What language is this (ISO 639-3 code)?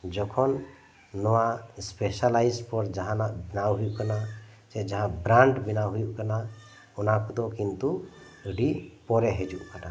sat